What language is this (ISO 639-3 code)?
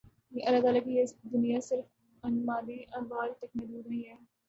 urd